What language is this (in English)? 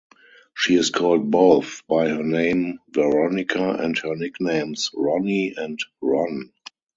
English